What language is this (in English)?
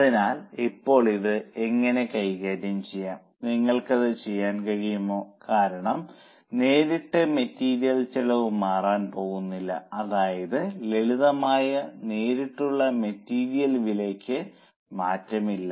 Malayalam